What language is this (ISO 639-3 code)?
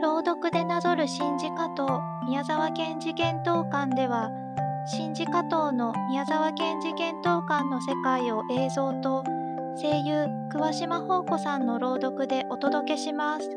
jpn